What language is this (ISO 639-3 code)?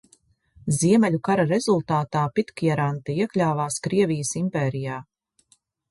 lav